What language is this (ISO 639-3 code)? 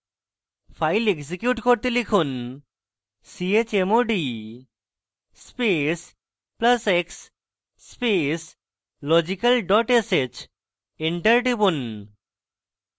ben